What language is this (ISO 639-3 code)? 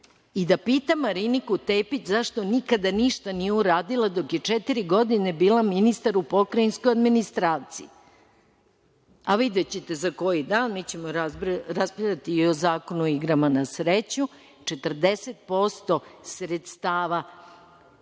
srp